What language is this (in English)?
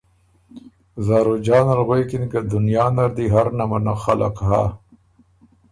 Ormuri